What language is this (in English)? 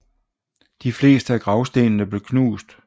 Danish